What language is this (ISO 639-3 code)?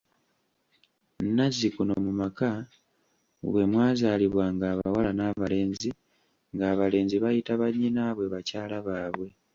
lug